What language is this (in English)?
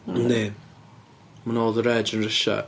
Welsh